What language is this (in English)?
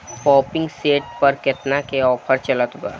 Bhojpuri